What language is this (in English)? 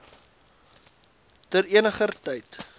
Afrikaans